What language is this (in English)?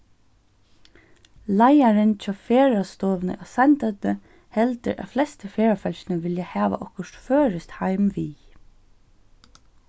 Faroese